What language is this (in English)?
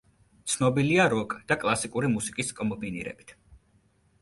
Georgian